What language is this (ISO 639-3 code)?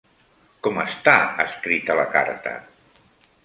cat